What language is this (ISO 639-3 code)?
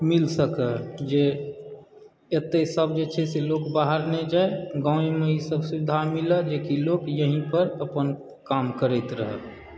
mai